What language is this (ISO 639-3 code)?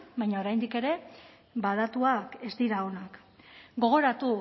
eus